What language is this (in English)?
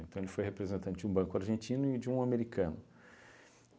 Portuguese